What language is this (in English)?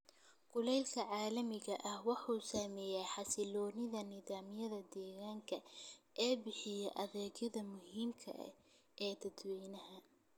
Somali